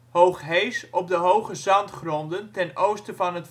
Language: Dutch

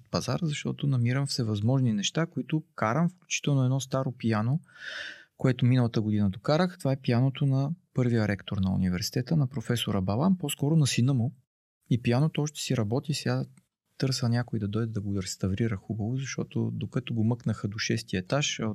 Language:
Bulgarian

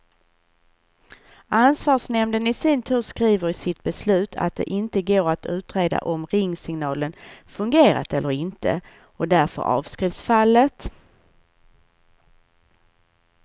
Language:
Swedish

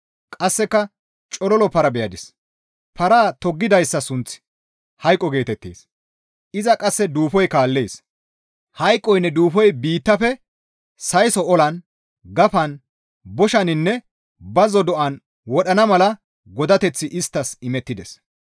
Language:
Gamo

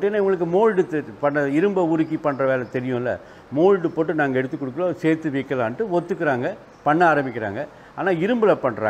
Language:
Tamil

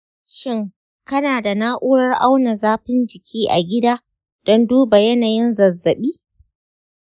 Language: Hausa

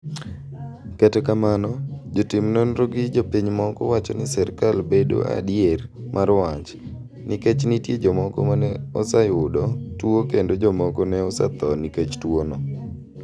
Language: Luo (Kenya and Tanzania)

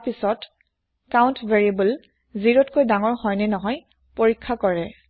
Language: Assamese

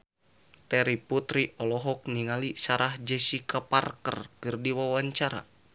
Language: Sundanese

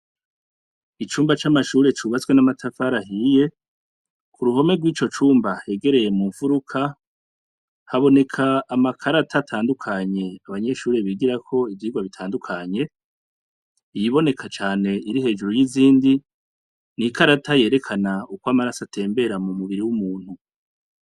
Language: Rundi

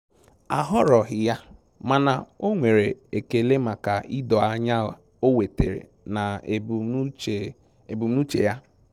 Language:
Igbo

